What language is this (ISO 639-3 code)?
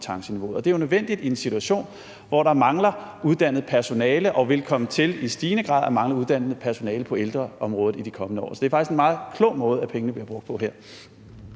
dan